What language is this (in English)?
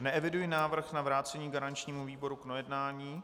Czech